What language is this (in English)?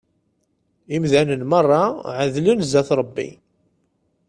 Kabyle